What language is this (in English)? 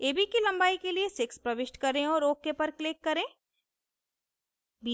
Hindi